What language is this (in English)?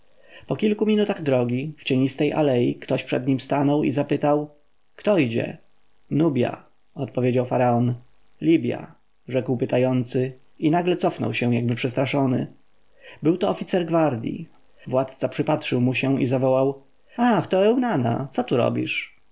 Polish